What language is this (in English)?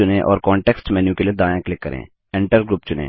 Hindi